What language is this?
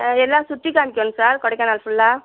Tamil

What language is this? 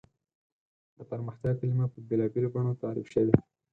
Pashto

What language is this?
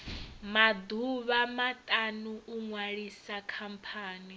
Venda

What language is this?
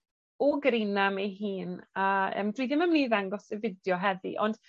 Welsh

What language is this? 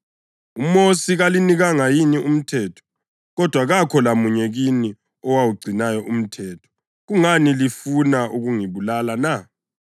North Ndebele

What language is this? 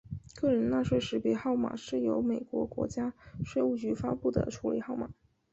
Chinese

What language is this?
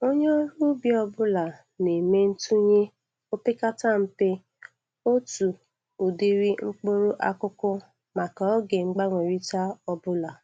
Igbo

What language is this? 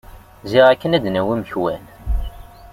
Kabyle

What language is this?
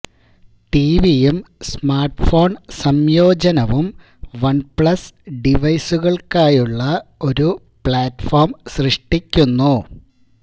Malayalam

